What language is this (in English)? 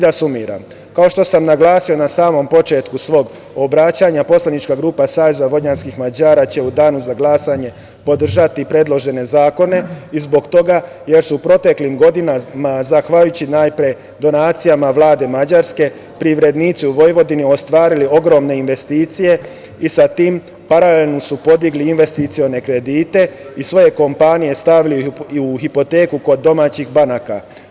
Serbian